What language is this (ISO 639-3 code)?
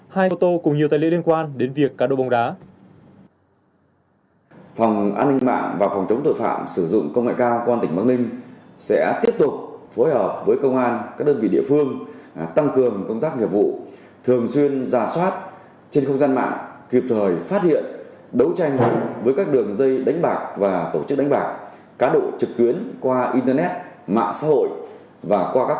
vie